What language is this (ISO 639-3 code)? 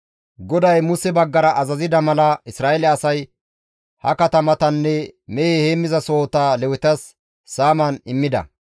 gmv